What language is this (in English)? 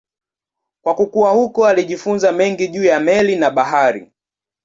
Swahili